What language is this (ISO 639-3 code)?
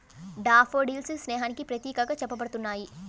tel